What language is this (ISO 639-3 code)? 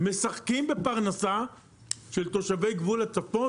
heb